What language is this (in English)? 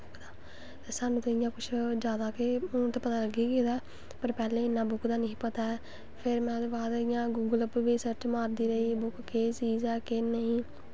Dogri